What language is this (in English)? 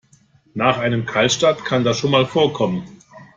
German